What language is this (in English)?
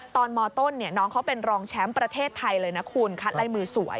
Thai